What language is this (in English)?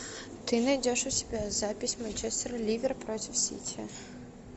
Russian